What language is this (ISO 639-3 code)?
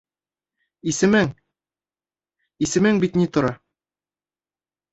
bak